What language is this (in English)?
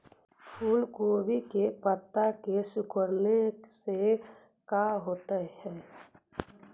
Magahi